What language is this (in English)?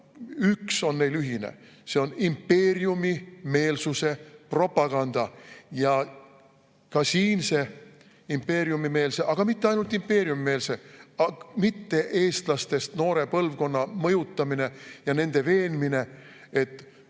Estonian